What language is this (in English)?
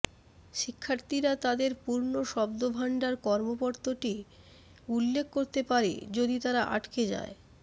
Bangla